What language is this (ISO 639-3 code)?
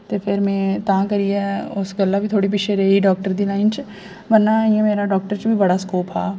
doi